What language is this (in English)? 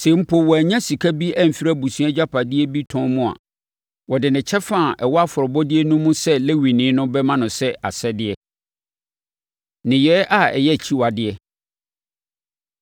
Akan